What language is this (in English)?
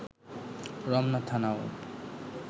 Bangla